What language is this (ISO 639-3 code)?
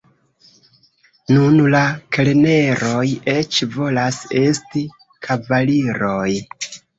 epo